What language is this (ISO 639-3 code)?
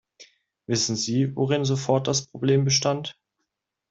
deu